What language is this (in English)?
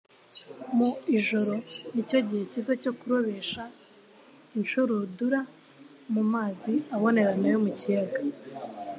Kinyarwanda